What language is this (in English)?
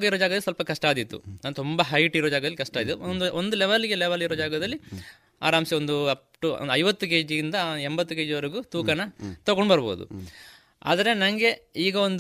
Kannada